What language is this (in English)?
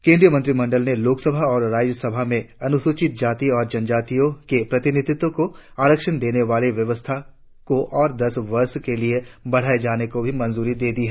Hindi